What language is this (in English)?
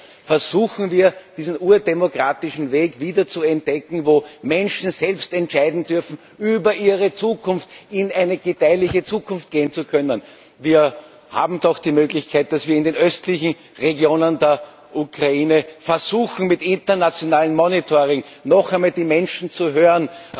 German